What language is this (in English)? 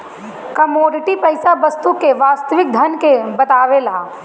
Bhojpuri